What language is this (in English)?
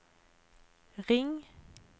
Norwegian